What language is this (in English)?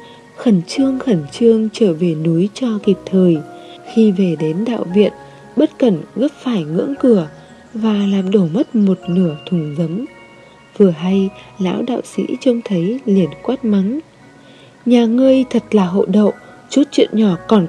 Vietnamese